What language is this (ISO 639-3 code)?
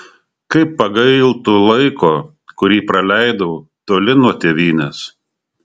lit